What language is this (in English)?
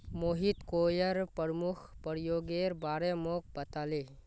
Magahi